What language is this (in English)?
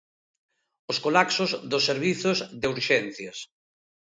Galician